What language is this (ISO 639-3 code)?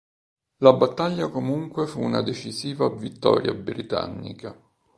ita